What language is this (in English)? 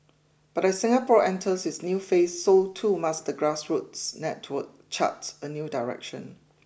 English